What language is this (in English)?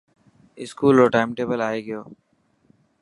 Dhatki